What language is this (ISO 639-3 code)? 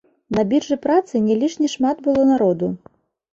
bel